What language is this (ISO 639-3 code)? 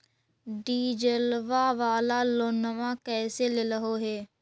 mag